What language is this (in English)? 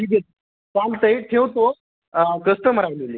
Marathi